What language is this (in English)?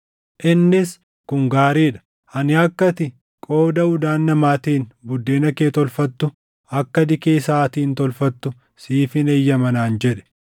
Oromo